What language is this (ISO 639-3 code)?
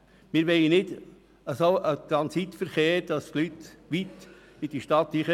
gsw